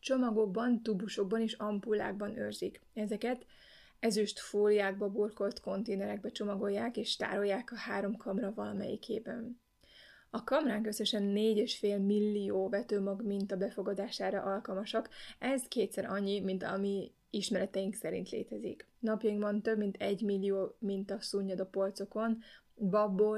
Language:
Hungarian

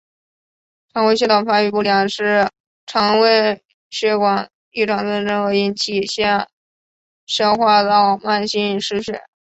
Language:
Chinese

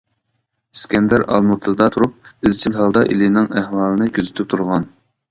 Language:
Uyghur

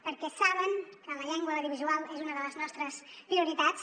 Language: Catalan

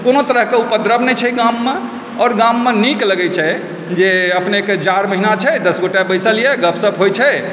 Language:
Maithili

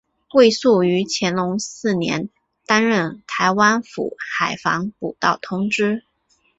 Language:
Chinese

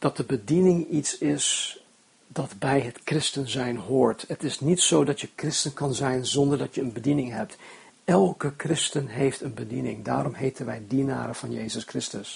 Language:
Dutch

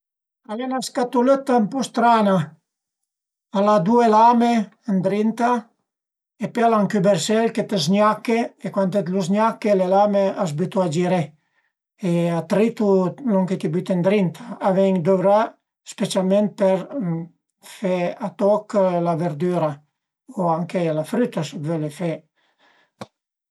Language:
Piedmontese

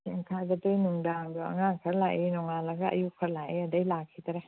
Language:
Manipuri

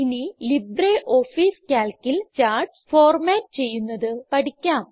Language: Malayalam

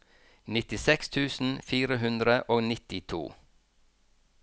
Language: Norwegian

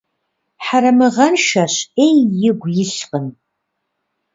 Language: Kabardian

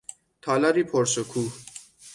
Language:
Persian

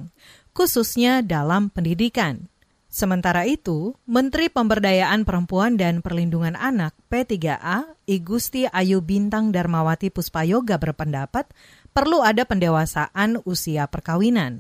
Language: Indonesian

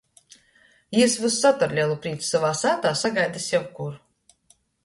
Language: Latgalian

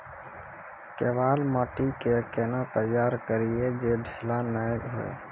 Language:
Maithili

